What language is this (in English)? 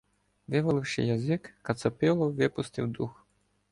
Ukrainian